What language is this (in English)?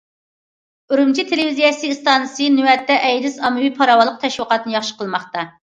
Uyghur